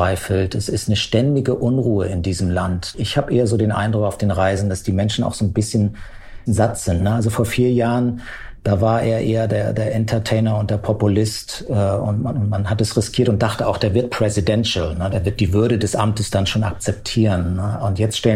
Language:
German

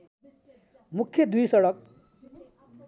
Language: Nepali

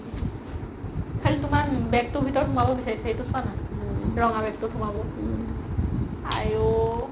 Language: Assamese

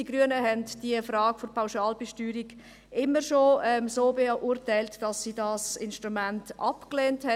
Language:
Swiss German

